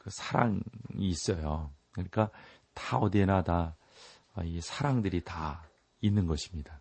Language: Korean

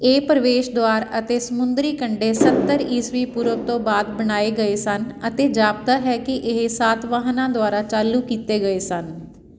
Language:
Punjabi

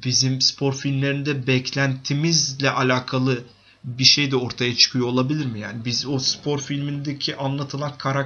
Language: Turkish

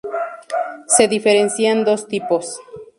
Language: Spanish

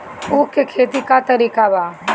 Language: Bhojpuri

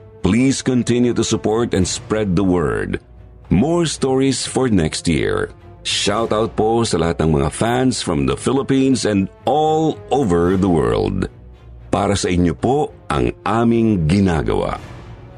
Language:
Filipino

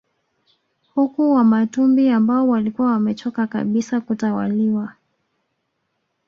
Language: Swahili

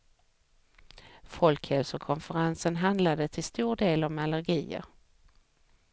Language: Swedish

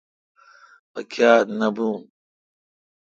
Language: Kalkoti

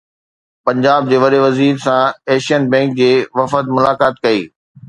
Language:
Sindhi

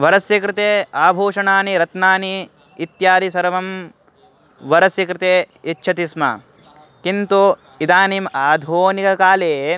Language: Sanskrit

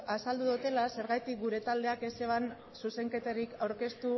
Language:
Basque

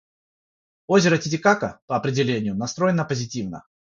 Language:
Russian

